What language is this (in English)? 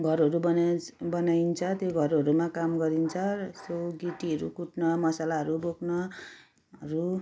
Nepali